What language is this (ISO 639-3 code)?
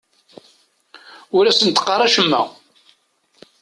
kab